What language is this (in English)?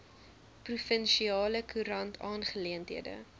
Afrikaans